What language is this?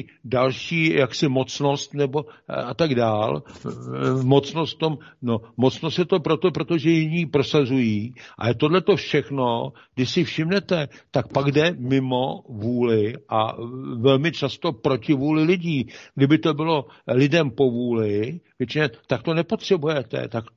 Czech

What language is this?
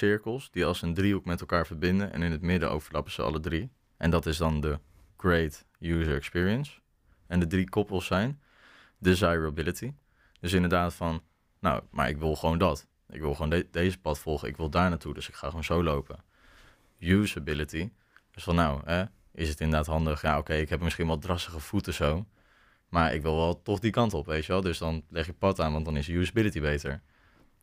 Dutch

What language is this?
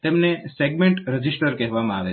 Gujarati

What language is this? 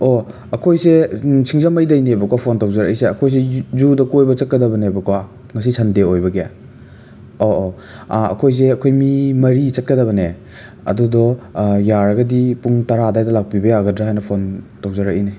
Manipuri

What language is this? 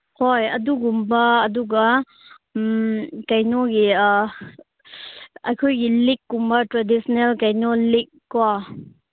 Manipuri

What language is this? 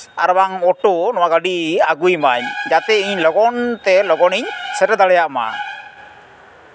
Santali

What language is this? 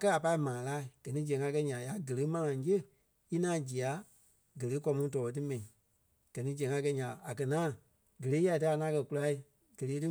Kpelle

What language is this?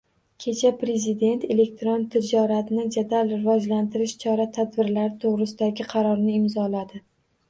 Uzbek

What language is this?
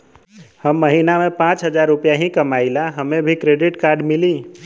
Bhojpuri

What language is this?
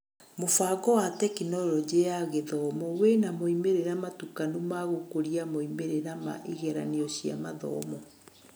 Kikuyu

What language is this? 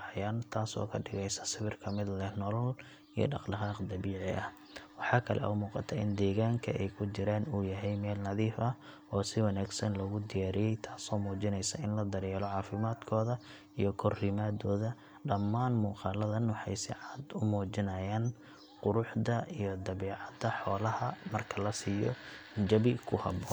Somali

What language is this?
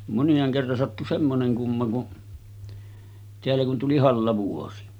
Finnish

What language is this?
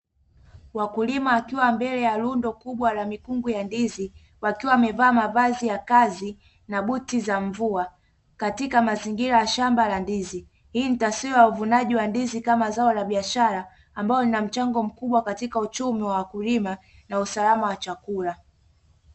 Swahili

